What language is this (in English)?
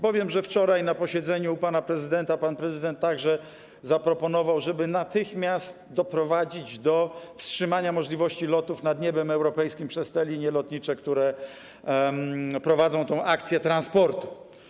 Polish